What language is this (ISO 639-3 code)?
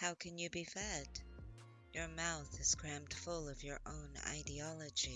eng